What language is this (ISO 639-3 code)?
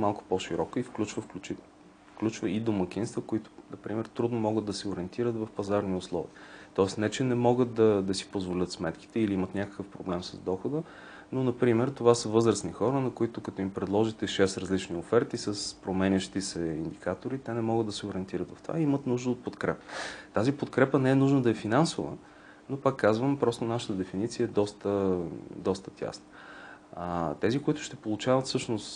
bul